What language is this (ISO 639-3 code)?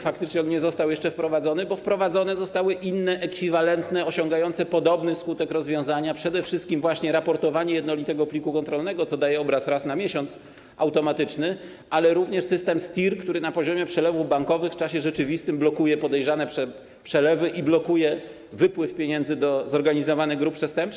pol